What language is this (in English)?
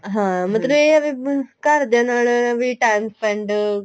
Punjabi